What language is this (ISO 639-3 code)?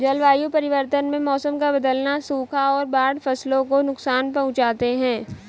hin